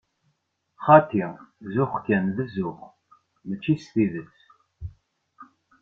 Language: Kabyle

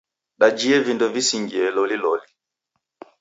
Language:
Taita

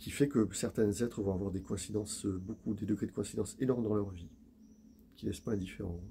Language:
French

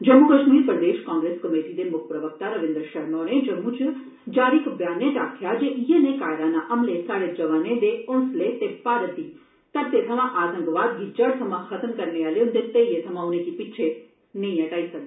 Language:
Dogri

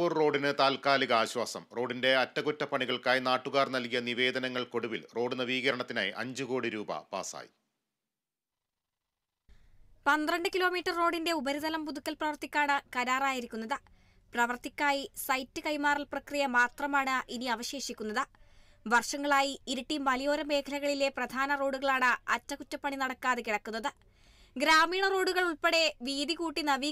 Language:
Malayalam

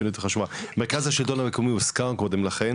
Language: Hebrew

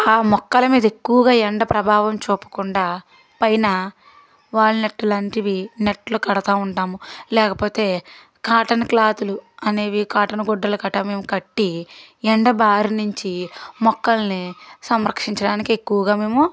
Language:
Telugu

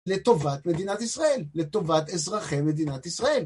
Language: Hebrew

